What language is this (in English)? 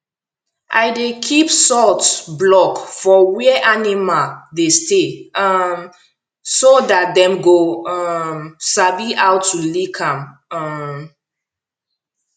Nigerian Pidgin